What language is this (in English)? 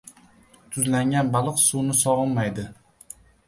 Uzbek